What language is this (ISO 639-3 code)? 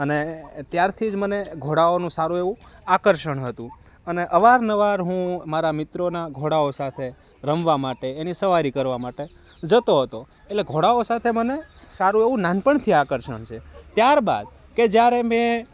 guj